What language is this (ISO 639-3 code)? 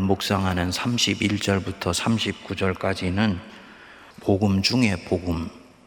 kor